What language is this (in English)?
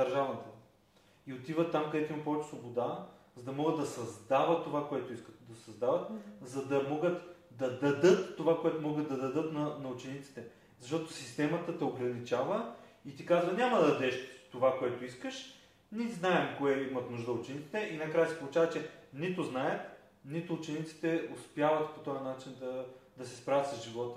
Bulgarian